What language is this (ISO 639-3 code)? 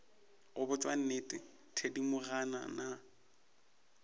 nso